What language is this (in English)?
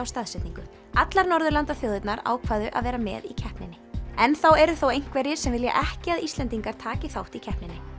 Icelandic